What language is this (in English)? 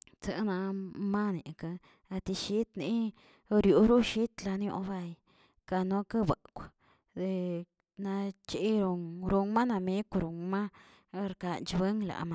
Tilquiapan Zapotec